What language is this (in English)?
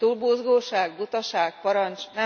Hungarian